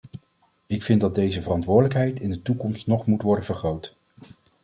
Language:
Dutch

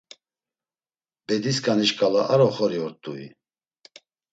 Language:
Laz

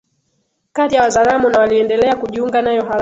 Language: Swahili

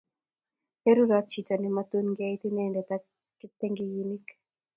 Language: Kalenjin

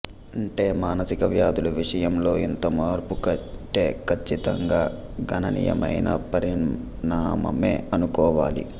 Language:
Telugu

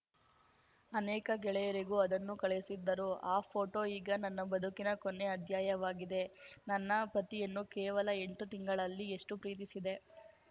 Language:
Kannada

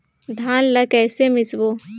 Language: Chhattisgarhi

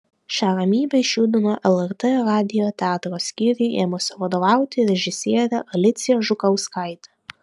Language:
Lithuanian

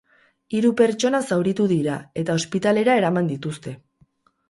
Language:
Basque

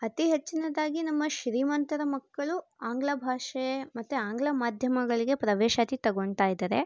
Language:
Kannada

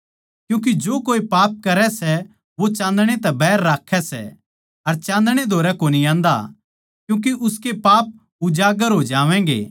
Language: Haryanvi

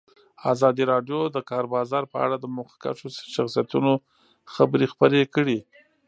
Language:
Pashto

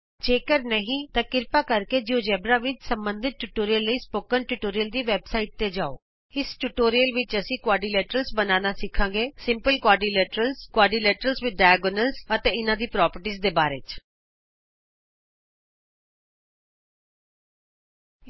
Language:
Punjabi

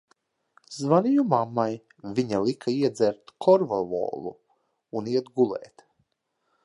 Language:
Latvian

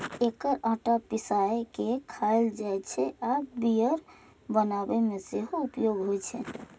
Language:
Maithili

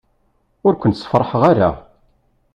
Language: Kabyle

